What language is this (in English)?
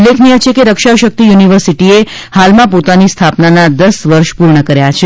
Gujarati